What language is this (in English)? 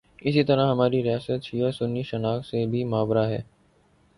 Urdu